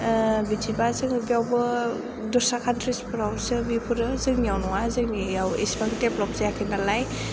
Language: Bodo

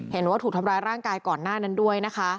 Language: Thai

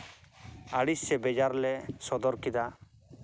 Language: Santali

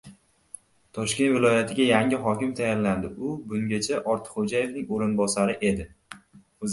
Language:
Uzbek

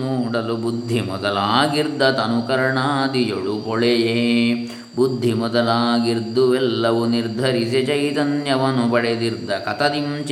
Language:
Kannada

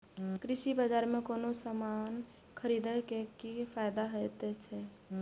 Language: Maithili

